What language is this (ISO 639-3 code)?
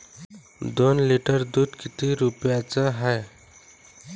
mar